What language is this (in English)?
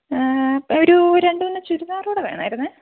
Malayalam